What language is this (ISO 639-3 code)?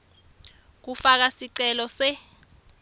ssw